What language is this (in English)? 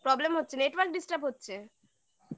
Bangla